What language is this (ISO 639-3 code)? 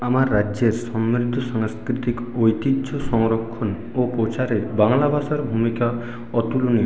ben